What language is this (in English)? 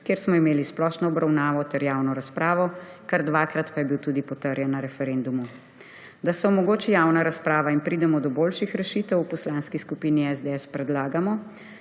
Slovenian